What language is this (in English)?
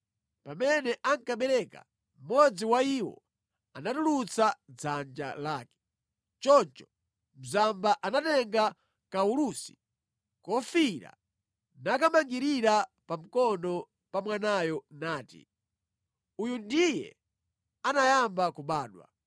Nyanja